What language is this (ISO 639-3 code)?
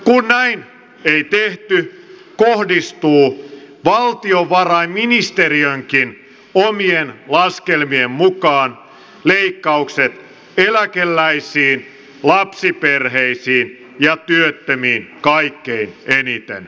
fin